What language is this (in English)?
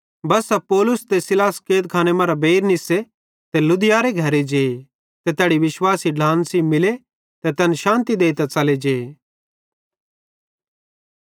Bhadrawahi